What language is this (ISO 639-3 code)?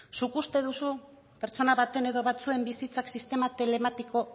eus